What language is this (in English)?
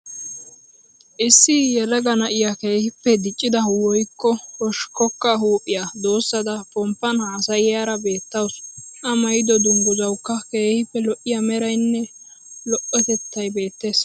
Wolaytta